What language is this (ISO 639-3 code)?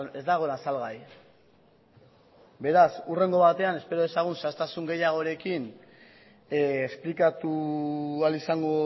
eus